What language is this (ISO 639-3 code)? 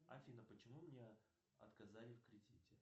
rus